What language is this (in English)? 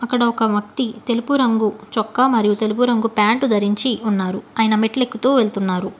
Telugu